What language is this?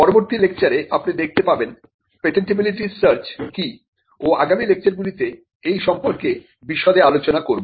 Bangla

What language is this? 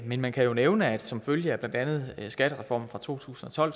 Danish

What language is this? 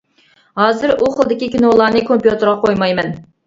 Uyghur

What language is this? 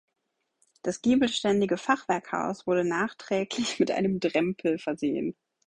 German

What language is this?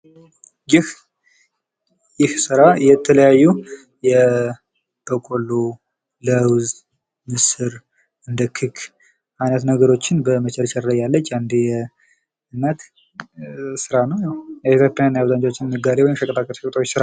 Amharic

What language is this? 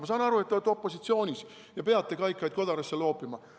Estonian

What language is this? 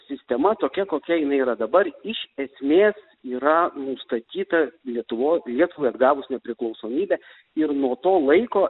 Lithuanian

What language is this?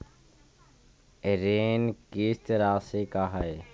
Magahi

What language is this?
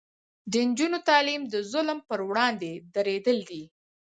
Pashto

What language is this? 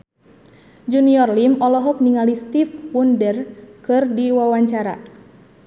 Sundanese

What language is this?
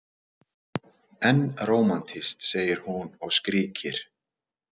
Icelandic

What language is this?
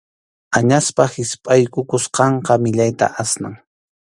Arequipa-La Unión Quechua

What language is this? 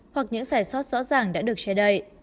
Vietnamese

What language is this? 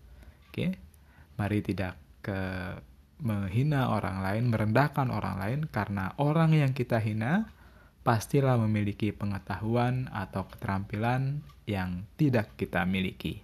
Indonesian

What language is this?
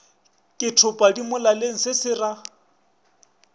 Northern Sotho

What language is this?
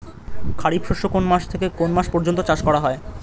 Bangla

